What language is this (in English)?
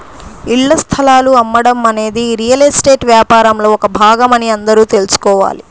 Telugu